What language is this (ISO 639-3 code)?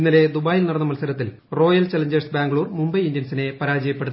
mal